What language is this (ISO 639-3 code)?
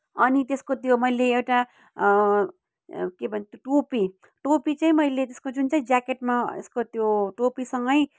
nep